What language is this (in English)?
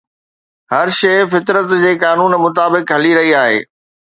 Sindhi